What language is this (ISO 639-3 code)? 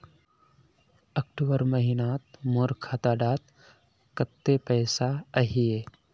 mag